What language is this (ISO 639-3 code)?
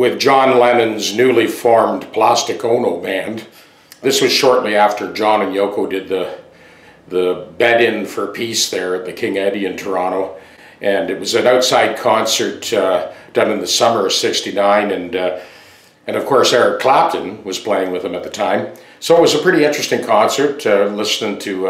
eng